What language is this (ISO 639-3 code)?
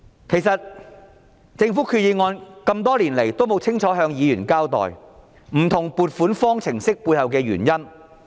yue